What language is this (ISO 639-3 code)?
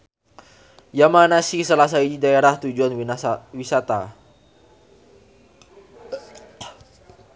sun